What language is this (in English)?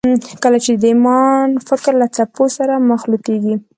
Pashto